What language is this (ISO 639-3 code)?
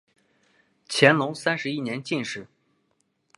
zho